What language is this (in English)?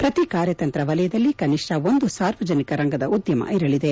Kannada